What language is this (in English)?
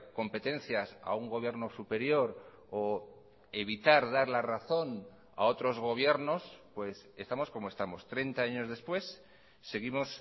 Spanish